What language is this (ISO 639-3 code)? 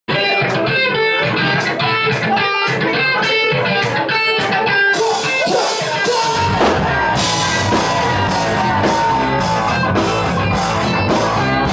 eng